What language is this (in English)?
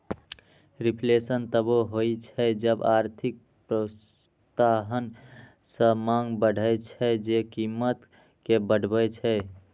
Maithili